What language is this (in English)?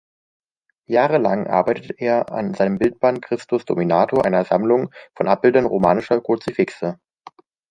German